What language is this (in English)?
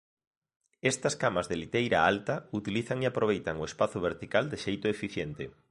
Galician